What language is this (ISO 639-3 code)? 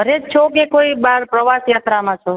guj